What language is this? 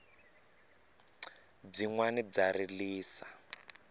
Tsonga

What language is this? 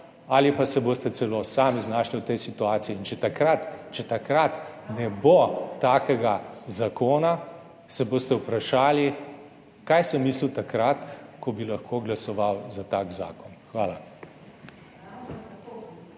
Slovenian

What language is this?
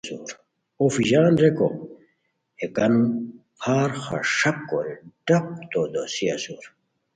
Khowar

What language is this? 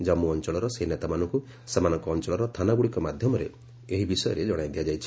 Odia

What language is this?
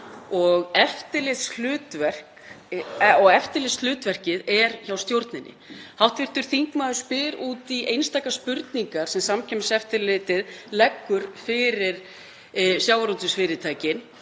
Icelandic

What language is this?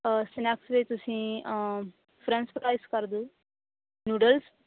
Punjabi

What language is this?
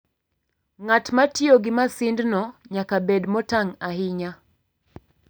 Luo (Kenya and Tanzania)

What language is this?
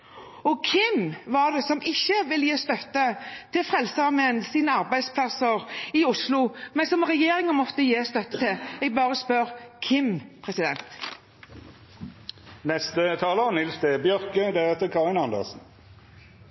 Norwegian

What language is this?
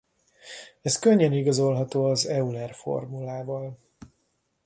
Hungarian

